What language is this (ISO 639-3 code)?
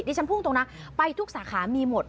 tha